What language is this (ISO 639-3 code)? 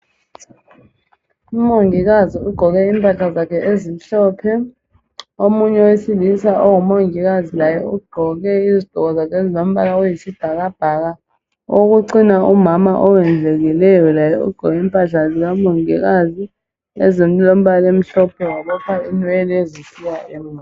nde